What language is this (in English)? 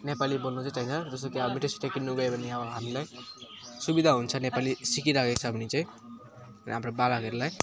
Nepali